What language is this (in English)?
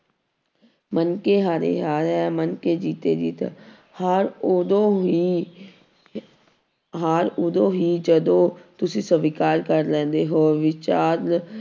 Punjabi